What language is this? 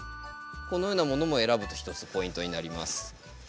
Japanese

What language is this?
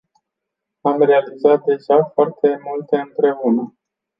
Romanian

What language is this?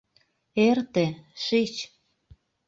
Mari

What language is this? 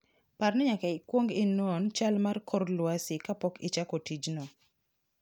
Luo (Kenya and Tanzania)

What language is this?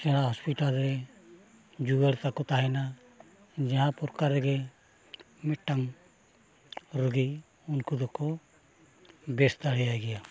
Santali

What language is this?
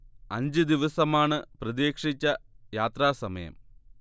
Malayalam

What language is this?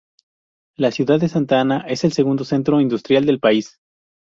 Spanish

